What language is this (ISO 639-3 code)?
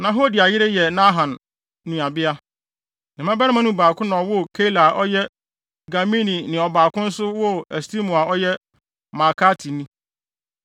aka